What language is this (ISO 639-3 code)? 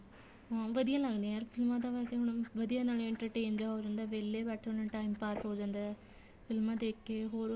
pan